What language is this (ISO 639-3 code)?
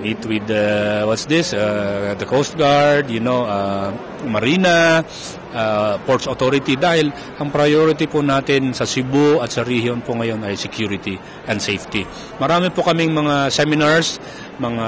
fil